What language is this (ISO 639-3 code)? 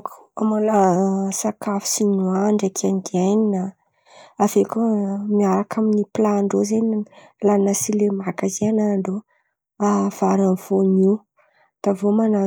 xmv